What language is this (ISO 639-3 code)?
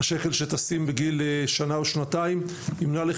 heb